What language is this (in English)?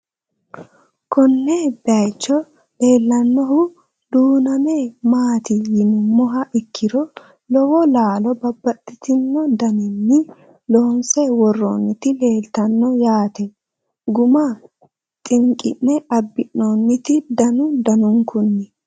Sidamo